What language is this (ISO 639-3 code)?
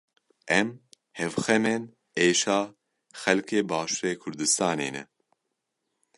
kur